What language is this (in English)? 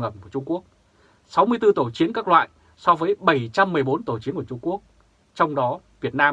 Vietnamese